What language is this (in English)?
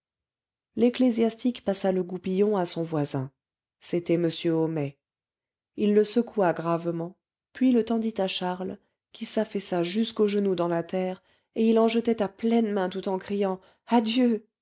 French